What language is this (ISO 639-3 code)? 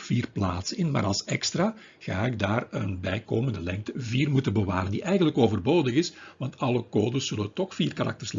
nld